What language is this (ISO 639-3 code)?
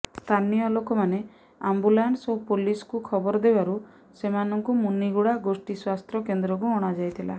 ori